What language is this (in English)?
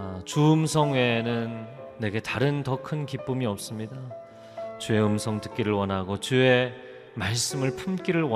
Korean